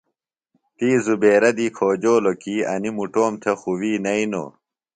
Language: Phalura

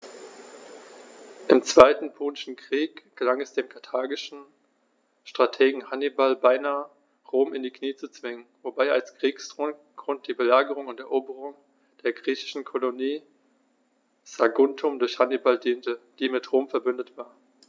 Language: German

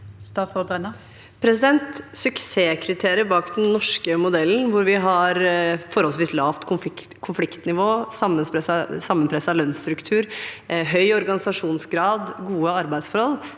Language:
Norwegian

